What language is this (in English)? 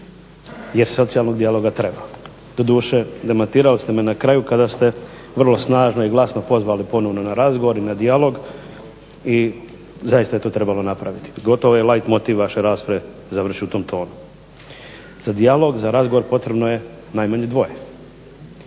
Croatian